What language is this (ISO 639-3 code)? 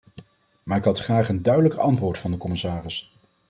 nld